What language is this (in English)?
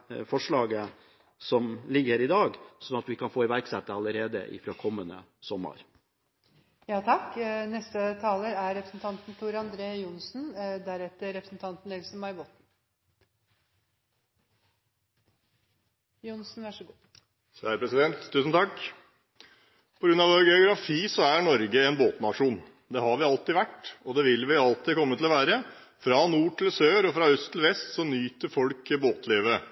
Norwegian Bokmål